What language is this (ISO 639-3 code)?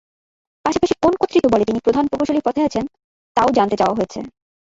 ben